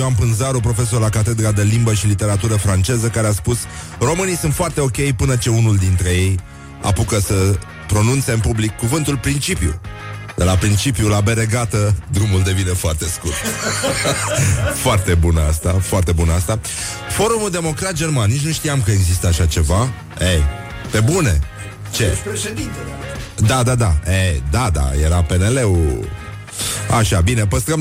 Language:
Romanian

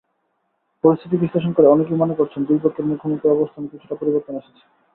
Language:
Bangla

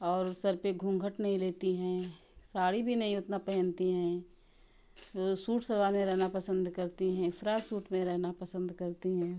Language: Hindi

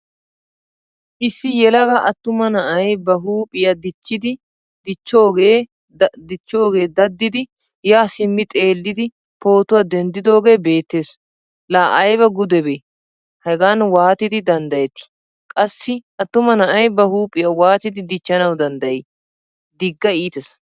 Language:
Wolaytta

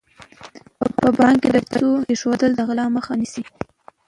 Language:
Pashto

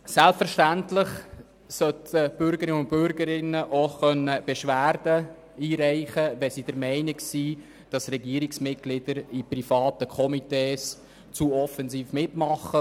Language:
Swiss German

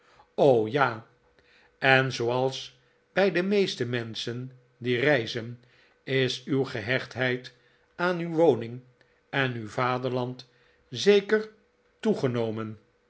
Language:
Dutch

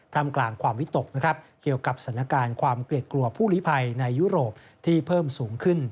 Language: Thai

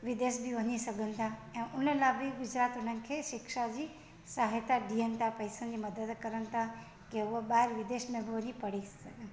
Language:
Sindhi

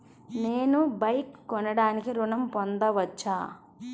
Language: Telugu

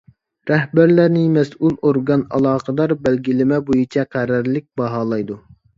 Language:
Uyghur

